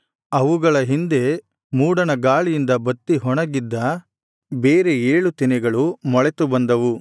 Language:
Kannada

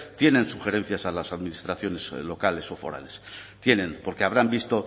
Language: Spanish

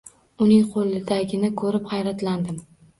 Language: Uzbek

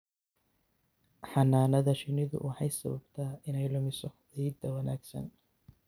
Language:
Somali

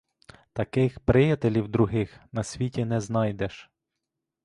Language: Ukrainian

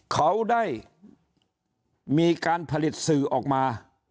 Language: Thai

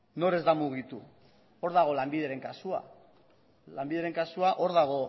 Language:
Basque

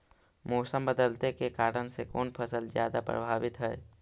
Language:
Magahi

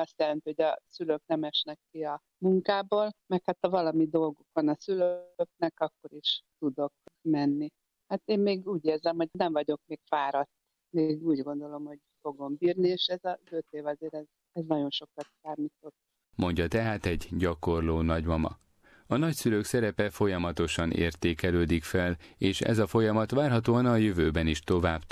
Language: Hungarian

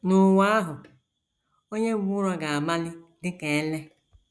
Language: Igbo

